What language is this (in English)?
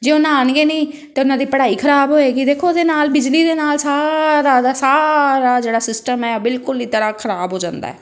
Punjabi